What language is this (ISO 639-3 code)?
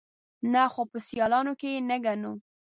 pus